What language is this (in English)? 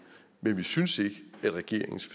Danish